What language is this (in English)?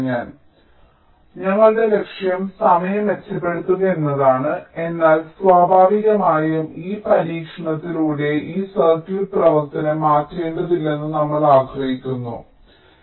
Malayalam